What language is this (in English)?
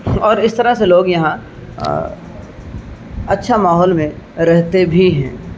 Urdu